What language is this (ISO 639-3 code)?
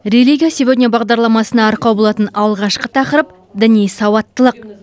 kaz